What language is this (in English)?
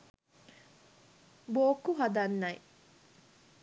Sinhala